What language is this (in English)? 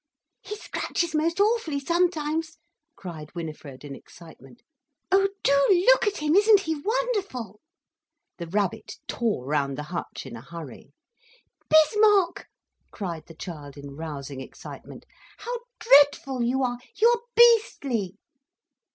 English